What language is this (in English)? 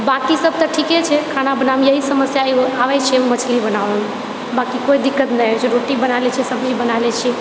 Maithili